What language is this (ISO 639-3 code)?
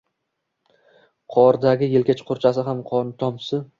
uzb